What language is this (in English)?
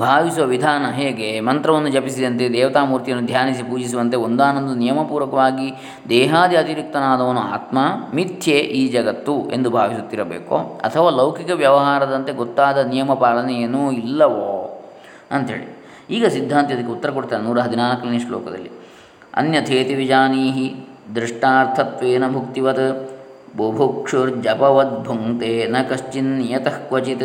Kannada